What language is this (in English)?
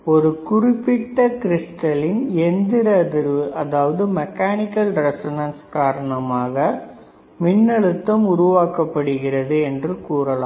Tamil